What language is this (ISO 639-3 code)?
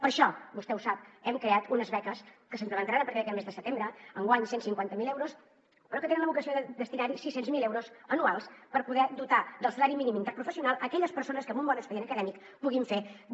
cat